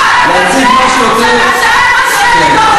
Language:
Hebrew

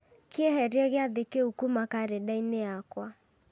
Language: Kikuyu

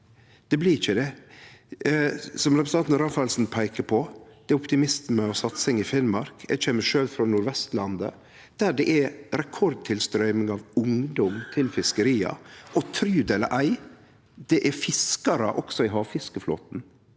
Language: Norwegian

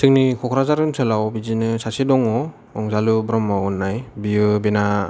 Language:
Bodo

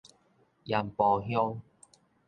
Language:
Min Nan Chinese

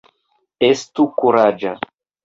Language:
Esperanto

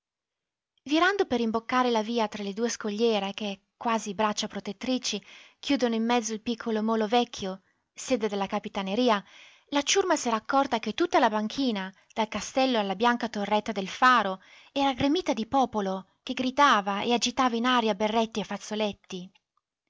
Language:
Italian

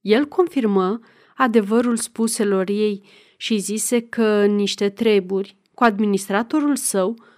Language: Romanian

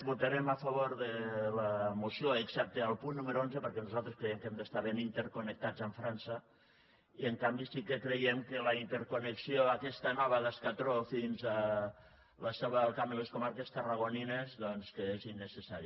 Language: Catalan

